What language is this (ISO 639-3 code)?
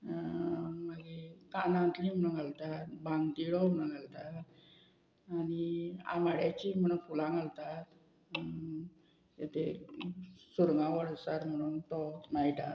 kok